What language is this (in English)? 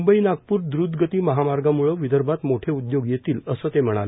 Marathi